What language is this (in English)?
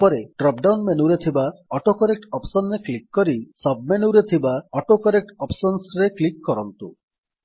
Odia